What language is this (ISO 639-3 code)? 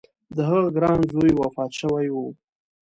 pus